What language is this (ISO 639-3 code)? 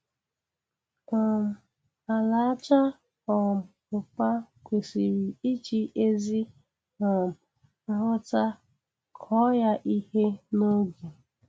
ibo